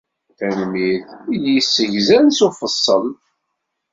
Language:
Kabyle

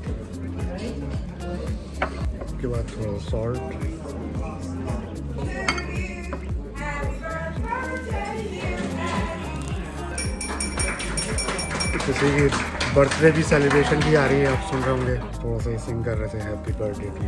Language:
Hindi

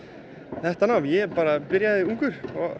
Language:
Icelandic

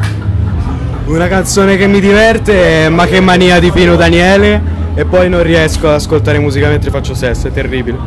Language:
Italian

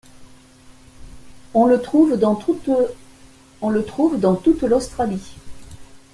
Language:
French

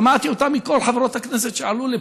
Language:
Hebrew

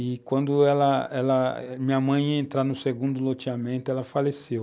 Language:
Portuguese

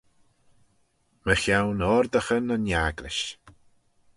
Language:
Manx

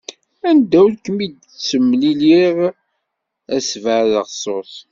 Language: Kabyle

